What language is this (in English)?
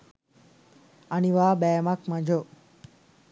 Sinhala